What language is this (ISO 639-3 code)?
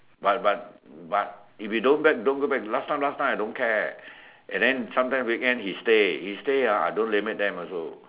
eng